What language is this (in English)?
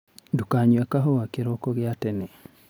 Kikuyu